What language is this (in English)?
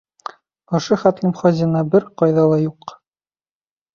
Bashkir